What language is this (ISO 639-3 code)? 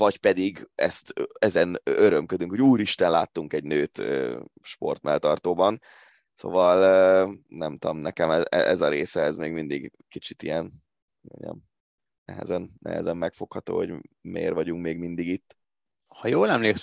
hun